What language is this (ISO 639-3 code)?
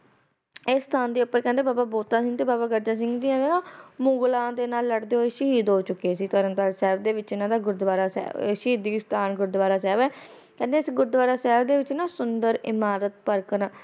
pan